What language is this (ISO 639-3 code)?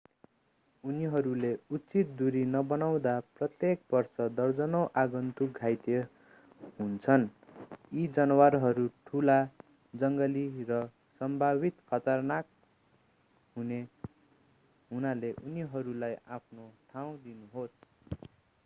nep